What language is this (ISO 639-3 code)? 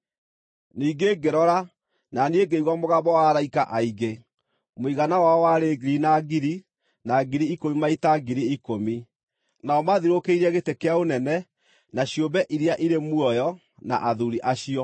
kik